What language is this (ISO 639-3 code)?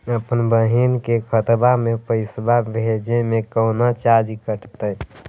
mag